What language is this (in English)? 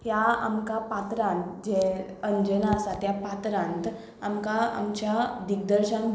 Konkani